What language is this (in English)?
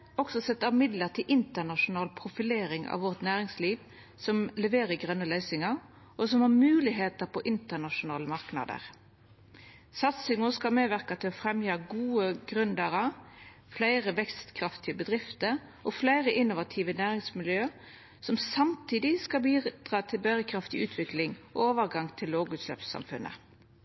Norwegian Nynorsk